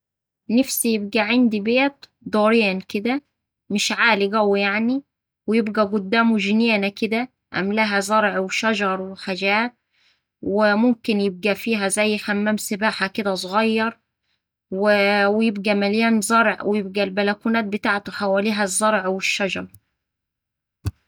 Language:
Saidi Arabic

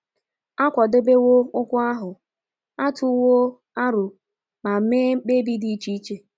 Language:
Igbo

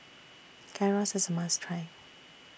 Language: English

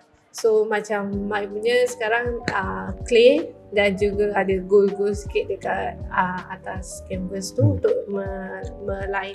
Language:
Malay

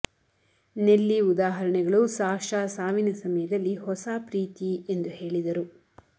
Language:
Kannada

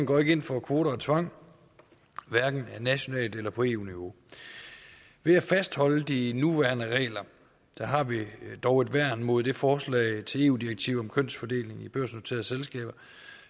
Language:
Danish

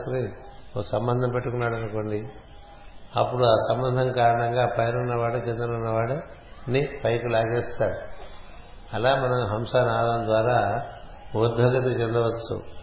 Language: Telugu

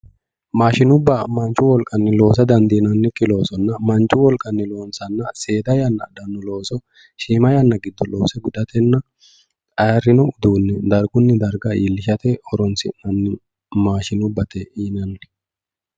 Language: Sidamo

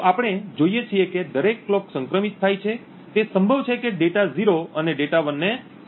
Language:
Gujarati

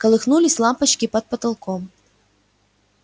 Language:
Russian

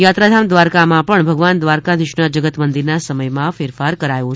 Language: Gujarati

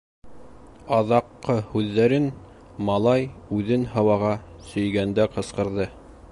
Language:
Bashkir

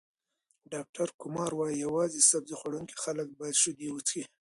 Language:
Pashto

